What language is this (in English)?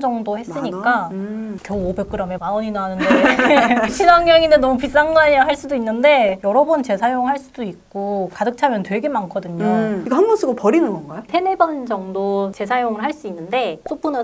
Korean